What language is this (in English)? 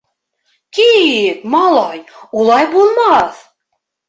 Bashkir